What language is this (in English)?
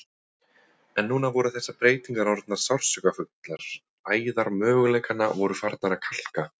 Icelandic